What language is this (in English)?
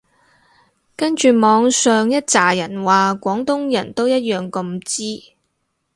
Cantonese